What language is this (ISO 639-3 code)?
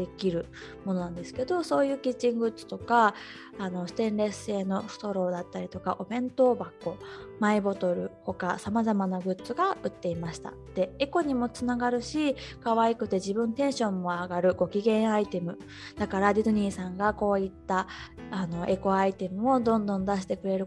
jpn